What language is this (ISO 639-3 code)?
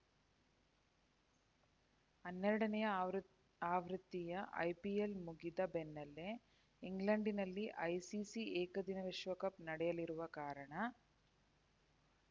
kan